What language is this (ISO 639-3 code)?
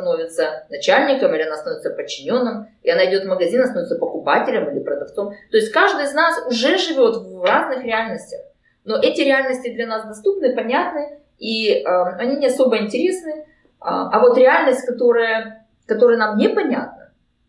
rus